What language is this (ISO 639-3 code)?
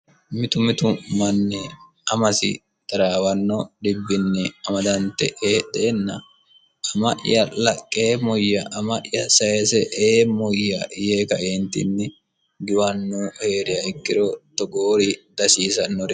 sid